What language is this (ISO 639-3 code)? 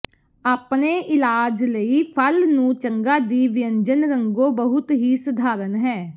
pan